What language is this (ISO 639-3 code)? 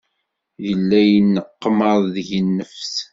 kab